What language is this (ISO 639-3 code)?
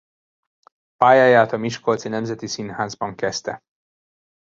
hun